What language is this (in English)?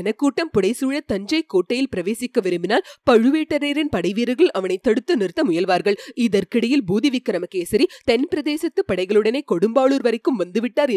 Tamil